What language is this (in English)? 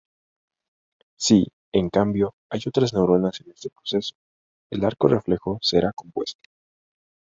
Spanish